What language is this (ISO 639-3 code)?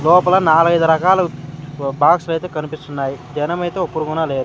tel